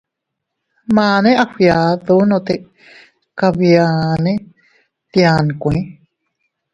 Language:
Teutila Cuicatec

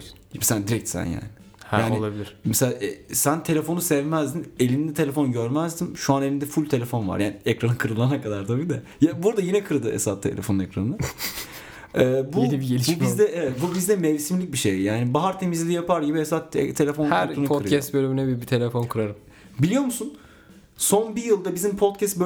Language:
Turkish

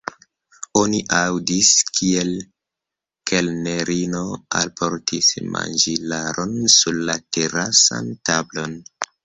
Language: Esperanto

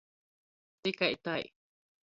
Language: Latgalian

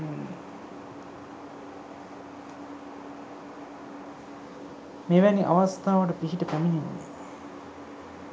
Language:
Sinhala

